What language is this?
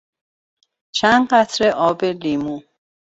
Persian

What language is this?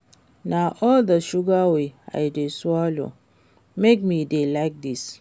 Nigerian Pidgin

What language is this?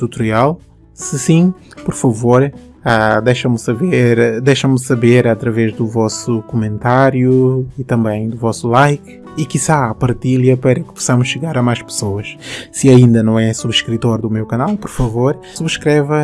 Portuguese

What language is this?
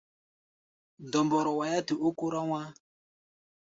Gbaya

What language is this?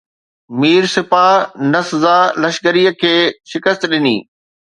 Sindhi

